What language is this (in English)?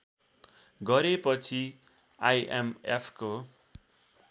Nepali